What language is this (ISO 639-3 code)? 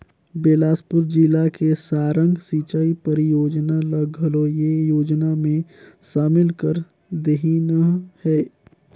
hne